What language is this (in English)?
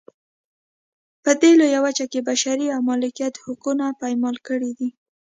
Pashto